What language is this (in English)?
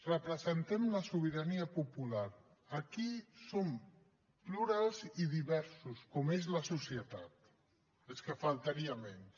Catalan